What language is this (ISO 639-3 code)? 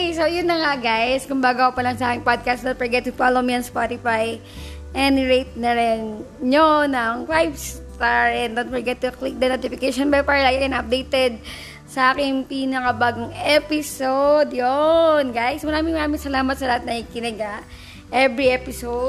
fil